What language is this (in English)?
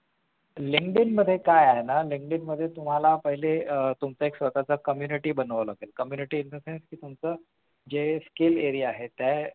Marathi